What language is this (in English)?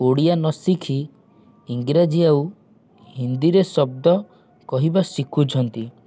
Odia